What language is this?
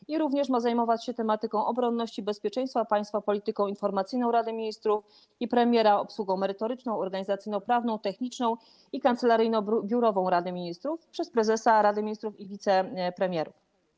Polish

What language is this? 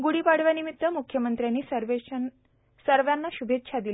Marathi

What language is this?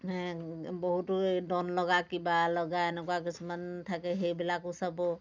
Assamese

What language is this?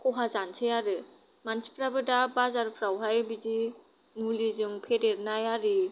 Bodo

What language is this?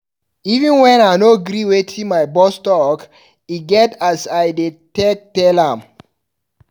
Nigerian Pidgin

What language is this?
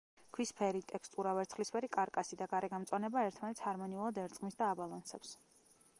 Georgian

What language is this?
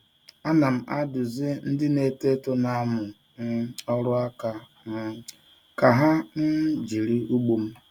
Igbo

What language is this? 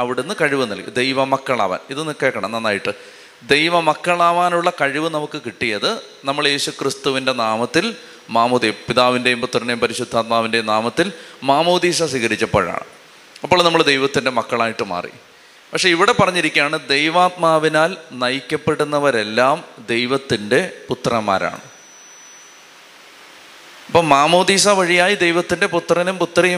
Malayalam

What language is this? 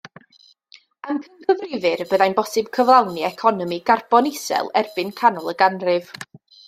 Welsh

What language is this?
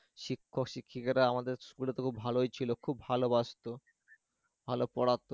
Bangla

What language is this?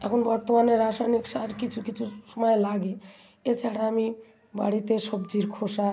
Bangla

